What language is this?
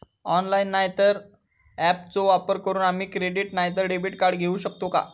Marathi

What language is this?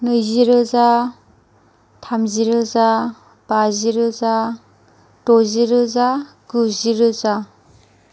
Bodo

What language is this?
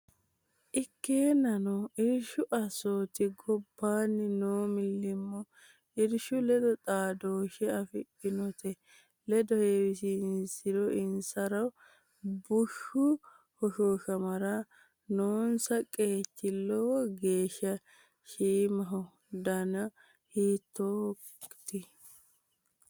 Sidamo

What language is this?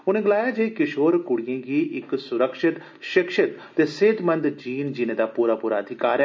Dogri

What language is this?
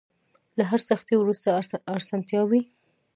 Pashto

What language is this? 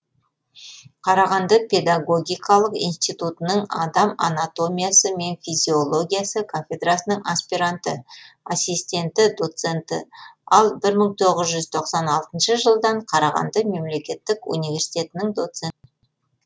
Kazakh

